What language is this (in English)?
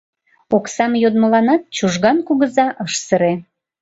Mari